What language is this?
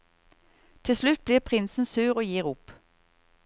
Norwegian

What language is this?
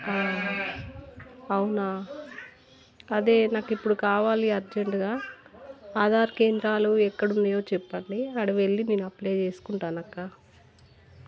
Telugu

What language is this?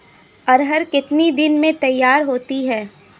Hindi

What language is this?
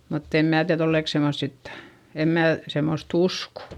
Finnish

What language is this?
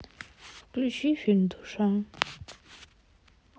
Russian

